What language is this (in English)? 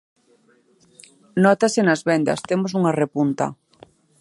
Galician